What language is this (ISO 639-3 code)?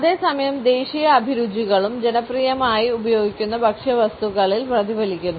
mal